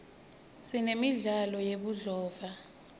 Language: Swati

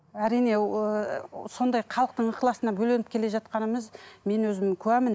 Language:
Kazakh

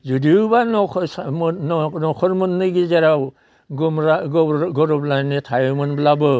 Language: Bodo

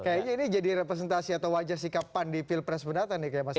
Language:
Indonesian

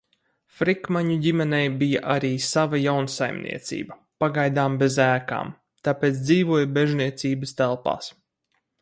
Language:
Latvian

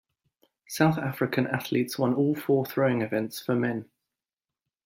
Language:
English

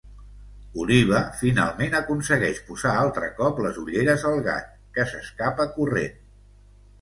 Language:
Catalan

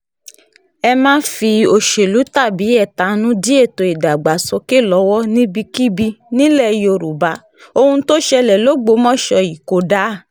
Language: Yoruba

